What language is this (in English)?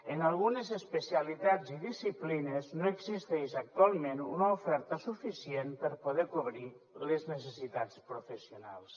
Catalan